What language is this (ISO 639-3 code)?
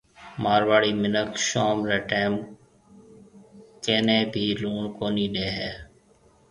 mve